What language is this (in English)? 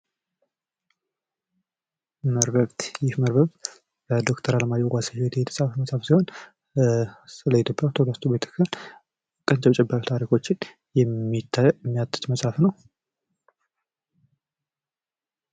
Amharic